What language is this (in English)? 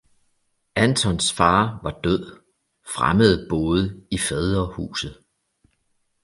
Danish